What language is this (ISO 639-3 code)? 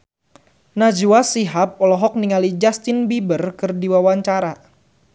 sun